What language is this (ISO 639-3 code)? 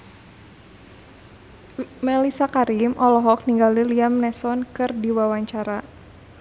sun